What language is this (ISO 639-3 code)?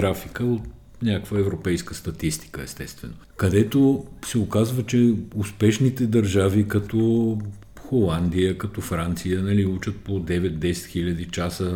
bul